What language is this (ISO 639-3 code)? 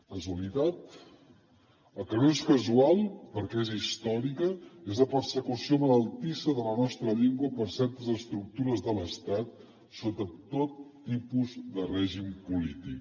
cat